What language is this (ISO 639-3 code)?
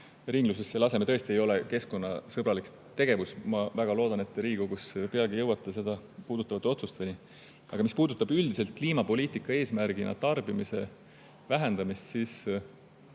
est